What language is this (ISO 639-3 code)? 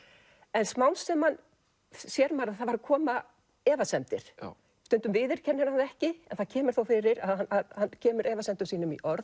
isl